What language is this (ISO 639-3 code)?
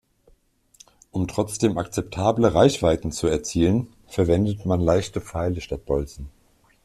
deu